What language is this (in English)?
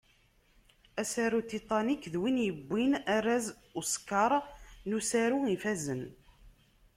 Kabyle